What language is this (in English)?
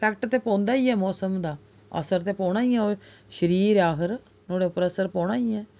Dogri